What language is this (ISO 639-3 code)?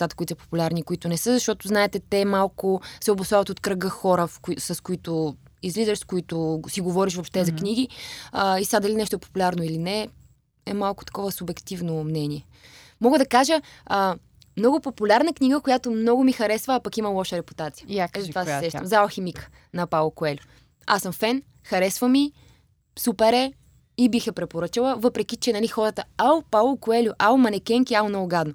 bul